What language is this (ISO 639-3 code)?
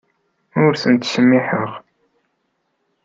kab